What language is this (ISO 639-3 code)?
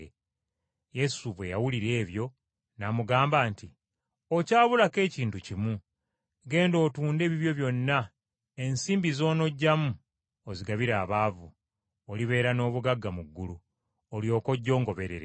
lug